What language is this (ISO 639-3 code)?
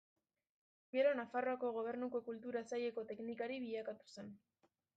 eus